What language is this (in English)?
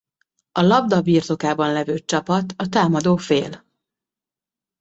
Hungarian